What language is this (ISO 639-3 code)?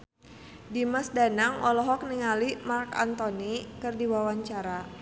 sun